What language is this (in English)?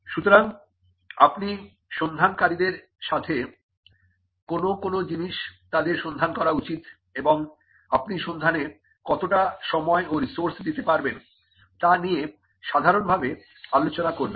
Bangla